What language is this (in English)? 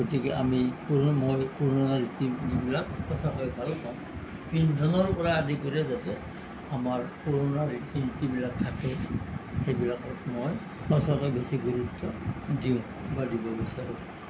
Assamese